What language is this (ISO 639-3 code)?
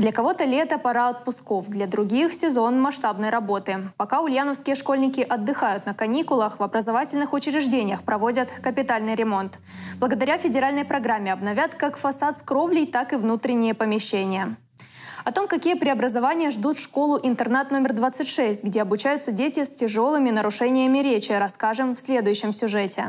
rus